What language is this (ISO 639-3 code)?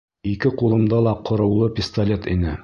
bak